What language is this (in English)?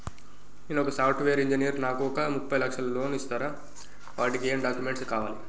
Telugu